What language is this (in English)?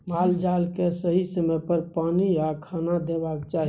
Maithili